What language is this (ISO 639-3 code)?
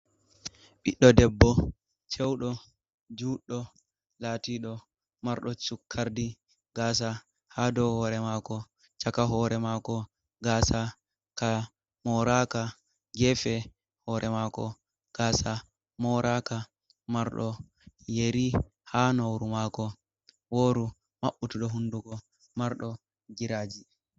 ful